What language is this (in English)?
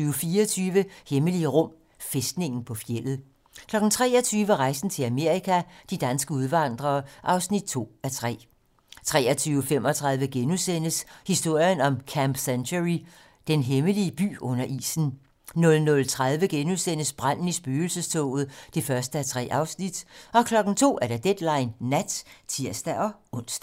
Danish